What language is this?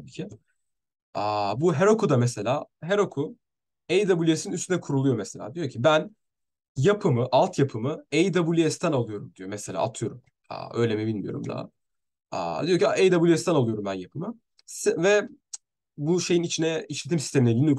Turkish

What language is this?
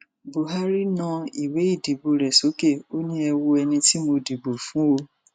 Yoruba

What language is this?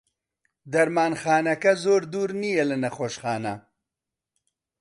Central Kurdish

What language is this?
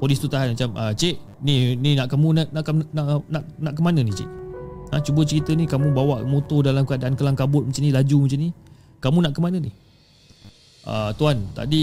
Malay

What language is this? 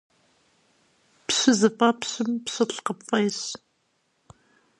Kabardian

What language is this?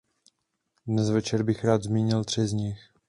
Czech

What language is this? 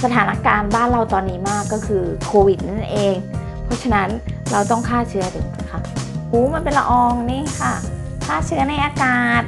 Thai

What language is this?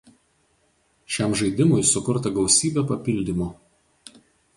Lithuanian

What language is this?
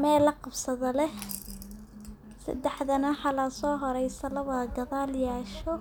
Somali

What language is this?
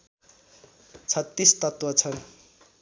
Nepali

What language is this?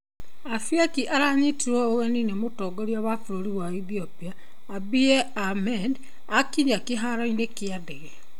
Kikuyu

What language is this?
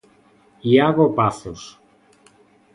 Galician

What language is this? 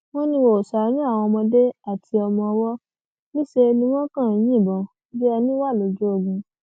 Yoruba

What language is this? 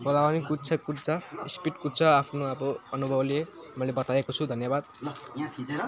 Nepali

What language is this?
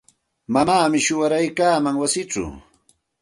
Santa Ana de Tusi Pasco Quechua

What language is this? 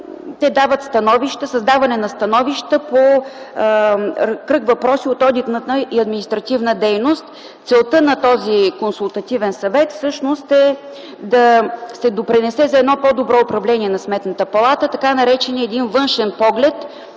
Bulgarian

